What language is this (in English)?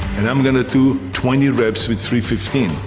English